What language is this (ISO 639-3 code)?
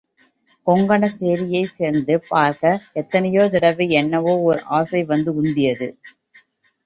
tam